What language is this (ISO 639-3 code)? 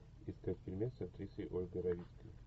rus